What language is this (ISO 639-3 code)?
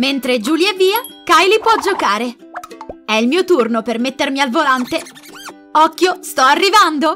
ita